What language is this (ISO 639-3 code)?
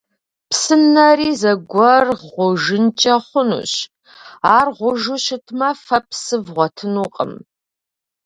kbd